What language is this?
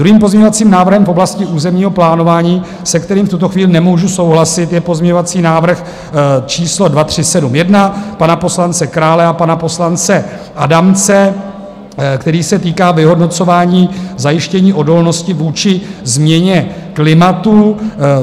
Czech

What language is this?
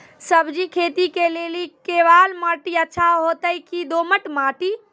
Maithili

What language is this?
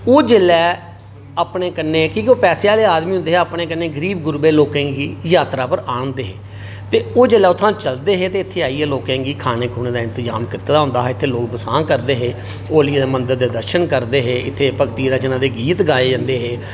Dogri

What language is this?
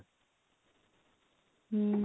Odia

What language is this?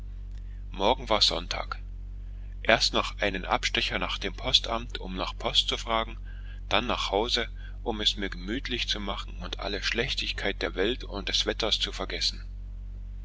German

